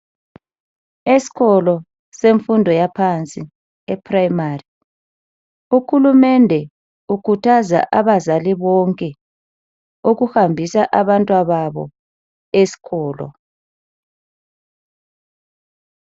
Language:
North Ndebele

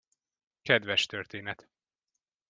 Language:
Hungarian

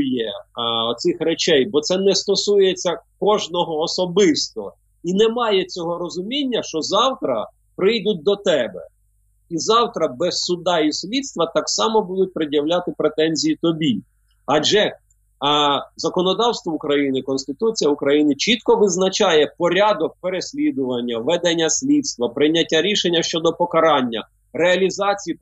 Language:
Ukrainian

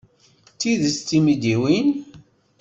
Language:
Kabyle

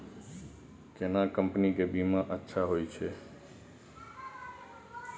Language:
Maithili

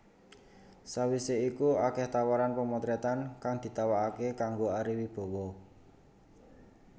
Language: Javanese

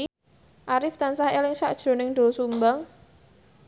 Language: Javanese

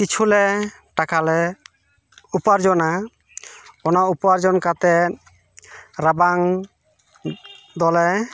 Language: Santali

